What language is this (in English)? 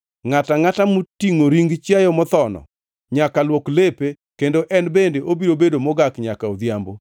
Luo (Kenya and Tanzania)